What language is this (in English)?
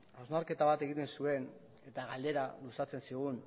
Basque